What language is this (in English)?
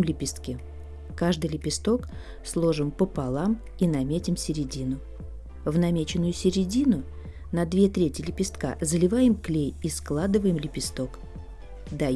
Russian